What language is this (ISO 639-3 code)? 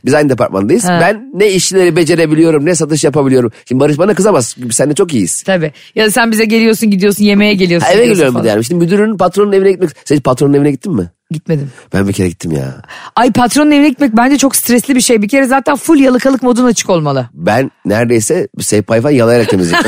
tur